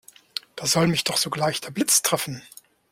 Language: German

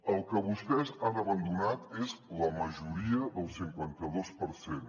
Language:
Catalan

